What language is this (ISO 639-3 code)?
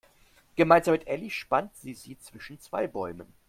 deu